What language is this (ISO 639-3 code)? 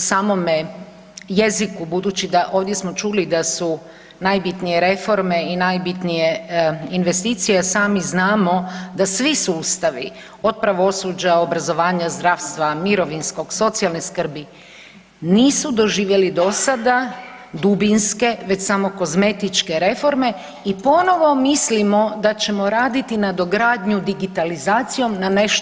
hrv